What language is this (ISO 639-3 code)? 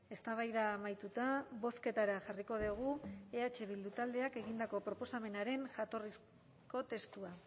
eus